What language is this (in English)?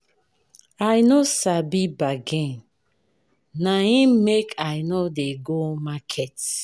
Nigerian Pidgin